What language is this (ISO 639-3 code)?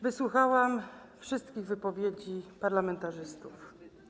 pol